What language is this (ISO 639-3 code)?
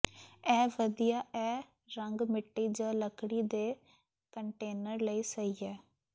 pan